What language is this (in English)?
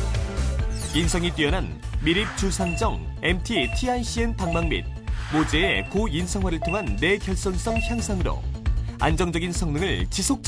Korean